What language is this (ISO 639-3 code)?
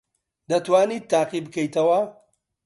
ckb